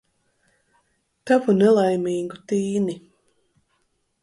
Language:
Latvian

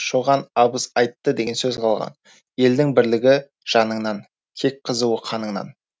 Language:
Kazakh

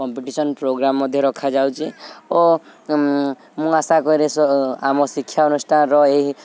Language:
Odia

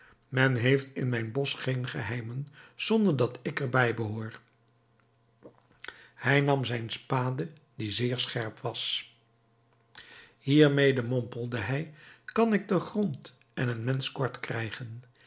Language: Dutch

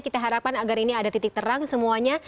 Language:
Indonesian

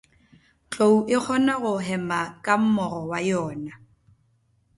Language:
Northern Sotho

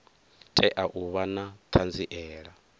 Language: Venda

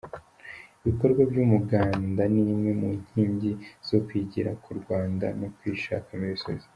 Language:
Kinyarwanda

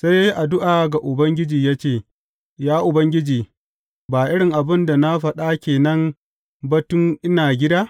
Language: Hausa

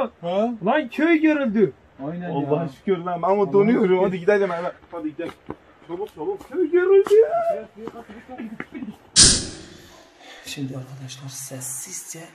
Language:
Turkish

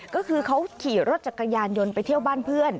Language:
Thai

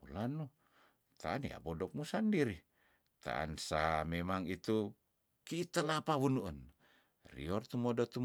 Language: Tondano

